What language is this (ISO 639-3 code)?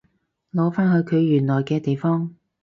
yue